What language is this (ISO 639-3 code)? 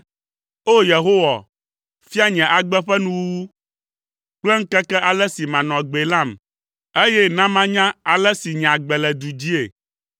ewe